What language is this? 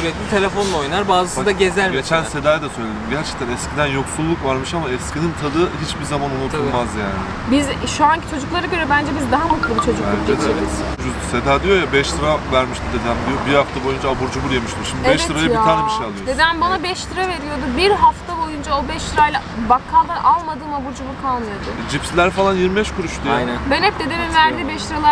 Turkish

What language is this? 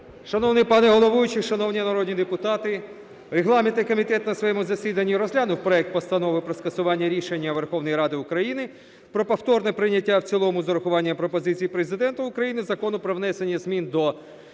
Ukrainian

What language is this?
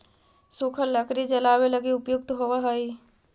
Magahi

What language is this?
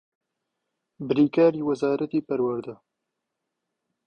Central Kurdish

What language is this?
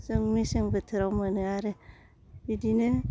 Bodo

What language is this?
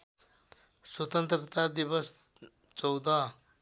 Nepali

